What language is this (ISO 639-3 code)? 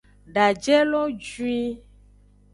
ajg